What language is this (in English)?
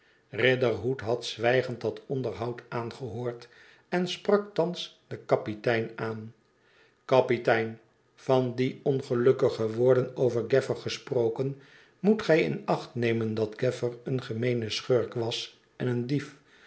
Dutch